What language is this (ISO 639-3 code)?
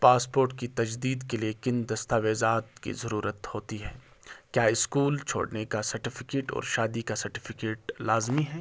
urd